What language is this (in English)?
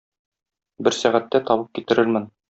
Tatar